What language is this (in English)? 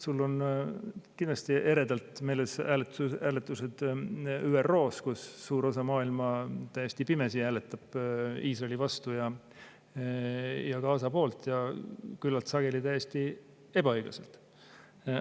Estonian